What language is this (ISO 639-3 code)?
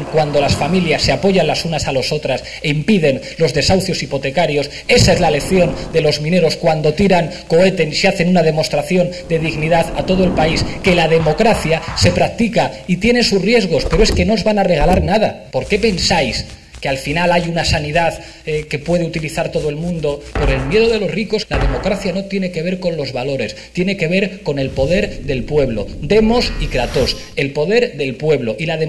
spa